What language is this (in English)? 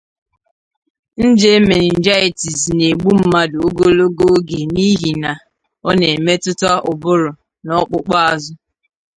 Igbo